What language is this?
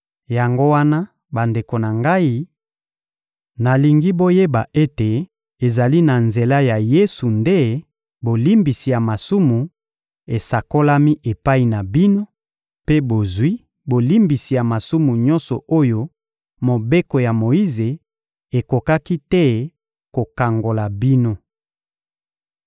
Lingala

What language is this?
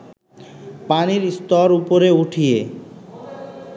Bangla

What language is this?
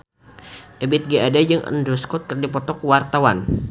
Sundanese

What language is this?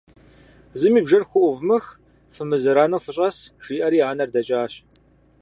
Kabardian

